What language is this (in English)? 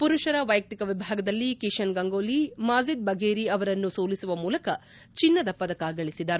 Kannada